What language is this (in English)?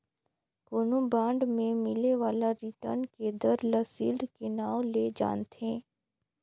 Chhattisgarhi